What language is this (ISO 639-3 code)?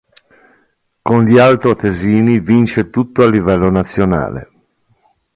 ita